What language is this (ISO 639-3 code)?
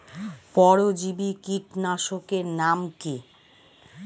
ben